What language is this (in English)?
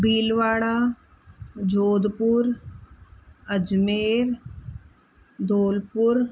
Sindhi